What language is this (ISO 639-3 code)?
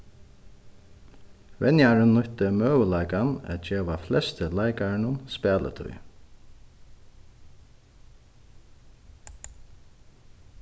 fao